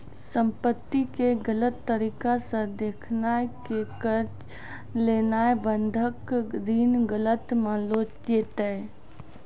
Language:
Maithili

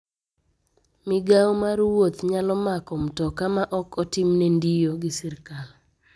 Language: Luo (Kenya and Tanzania)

